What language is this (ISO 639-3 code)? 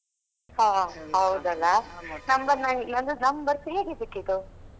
kan